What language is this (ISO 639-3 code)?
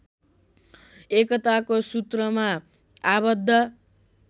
nep